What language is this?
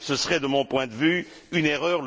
French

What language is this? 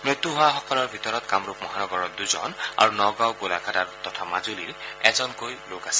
Assamese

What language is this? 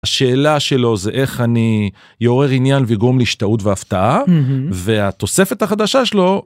Hebrew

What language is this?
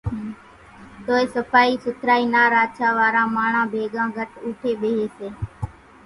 Kachi Koli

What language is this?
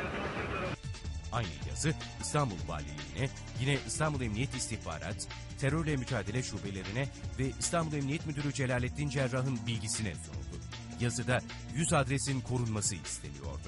Turkish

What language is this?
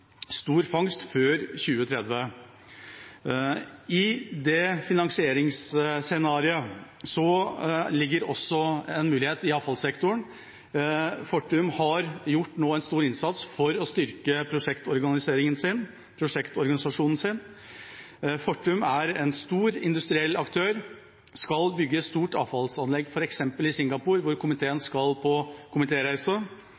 Norwegian Bokmål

